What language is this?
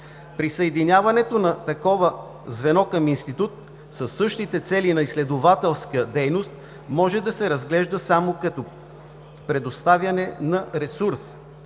Bulgarian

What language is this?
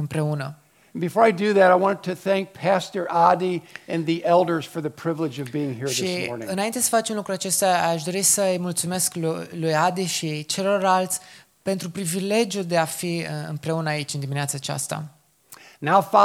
Romanian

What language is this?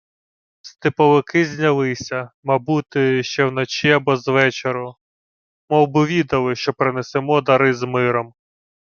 Ukrainian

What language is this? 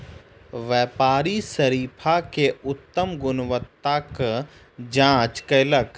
Maithili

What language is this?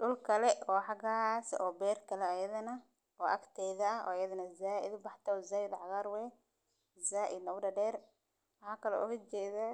Somali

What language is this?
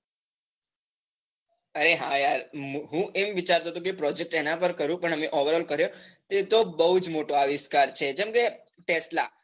Gujarati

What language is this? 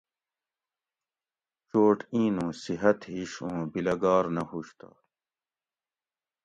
Gawri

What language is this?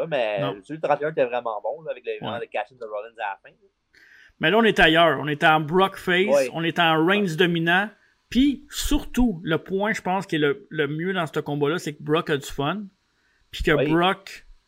French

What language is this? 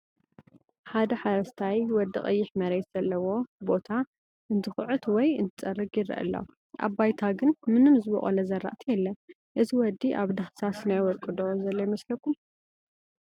Tigrinya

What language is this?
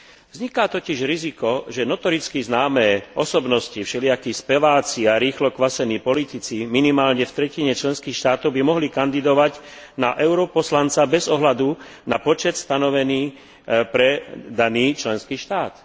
Slovak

